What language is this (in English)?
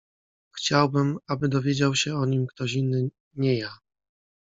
Polish